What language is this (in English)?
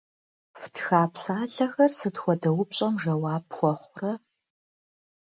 Kabardian